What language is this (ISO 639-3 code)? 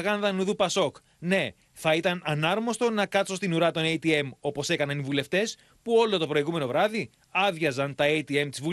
ell